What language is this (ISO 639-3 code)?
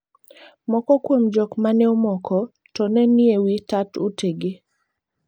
luo